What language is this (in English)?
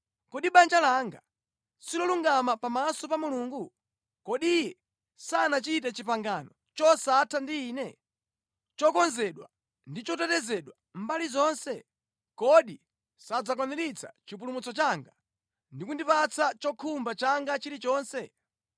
Nyanja